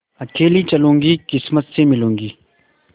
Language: Hindi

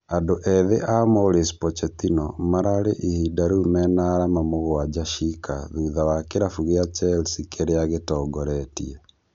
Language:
Kikuyu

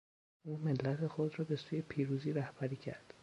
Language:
Persian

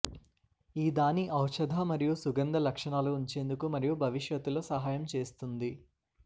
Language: Telugu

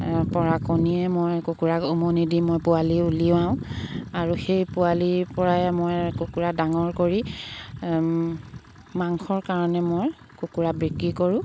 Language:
Assamese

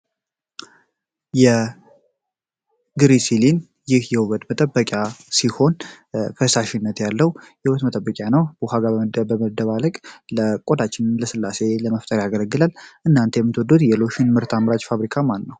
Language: Amharic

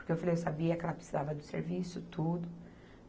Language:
Portuguese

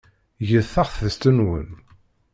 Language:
Kabyle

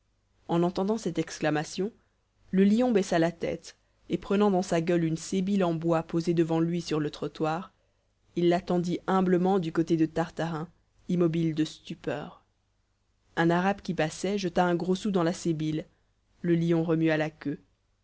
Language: French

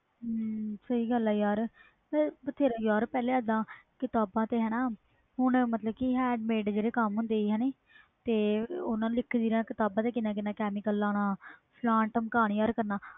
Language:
Punjabi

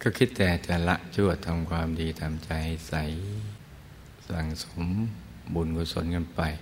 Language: Thai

